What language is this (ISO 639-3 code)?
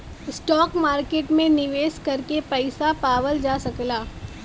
bho